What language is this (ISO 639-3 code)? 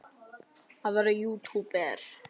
isl